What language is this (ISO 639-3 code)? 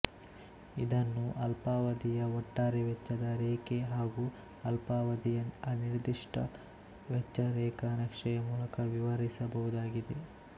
kan